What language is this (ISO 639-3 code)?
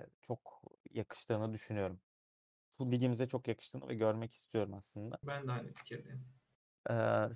tur